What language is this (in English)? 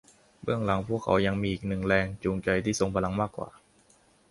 Thai